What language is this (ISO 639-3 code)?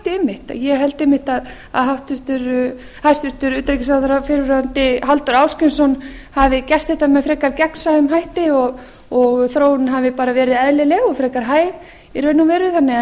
isl